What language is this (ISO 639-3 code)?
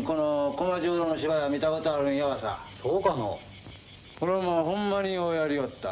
jpn